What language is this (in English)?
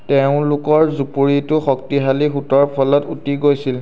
Assamese